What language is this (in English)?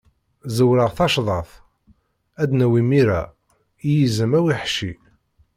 Kabyle